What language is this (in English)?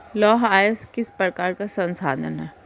Hindi